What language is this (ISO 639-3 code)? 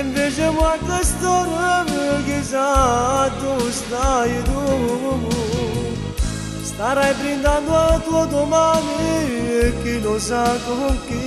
ron